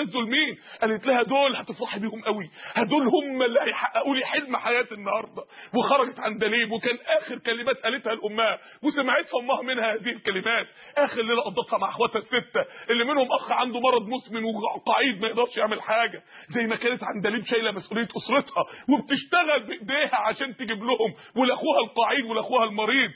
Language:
Arabic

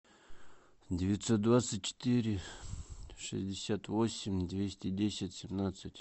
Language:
Russian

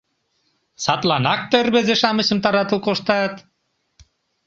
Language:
Mari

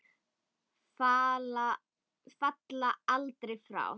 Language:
Icelandic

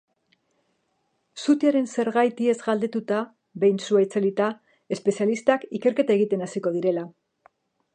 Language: Basque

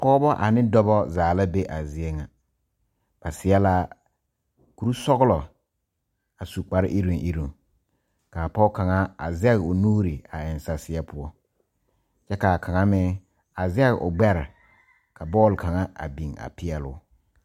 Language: Southern Dagaare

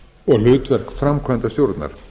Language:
Icelandic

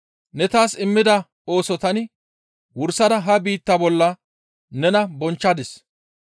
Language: Gamo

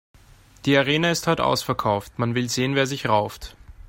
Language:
German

